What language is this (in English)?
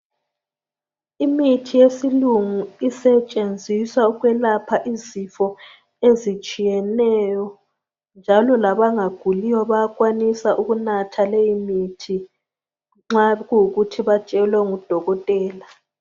North Ndebele